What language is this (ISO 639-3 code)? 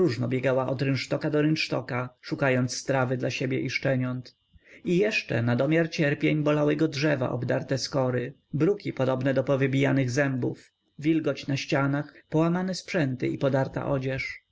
pol